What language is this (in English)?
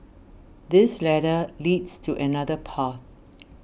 English